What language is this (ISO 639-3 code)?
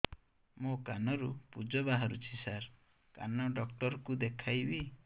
ori